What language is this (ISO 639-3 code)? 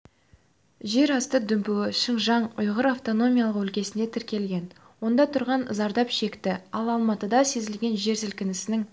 kaz